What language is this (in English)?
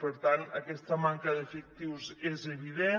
Catalan